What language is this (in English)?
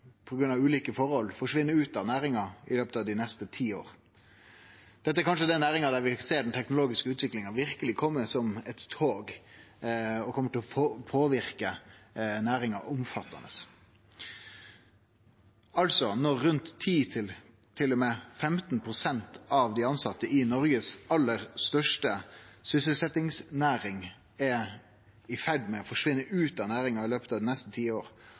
Norwegian Nynorsk